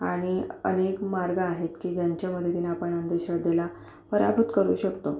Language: Marathi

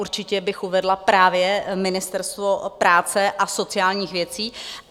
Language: Czech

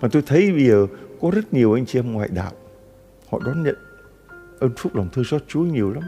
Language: Vietnamese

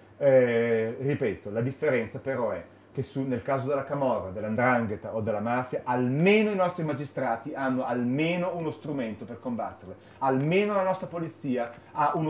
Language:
Italian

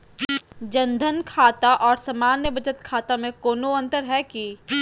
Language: Magahi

